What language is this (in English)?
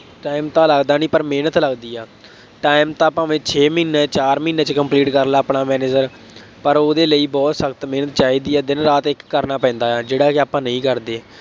Punjabi